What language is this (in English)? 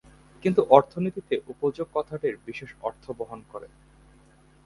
Bangla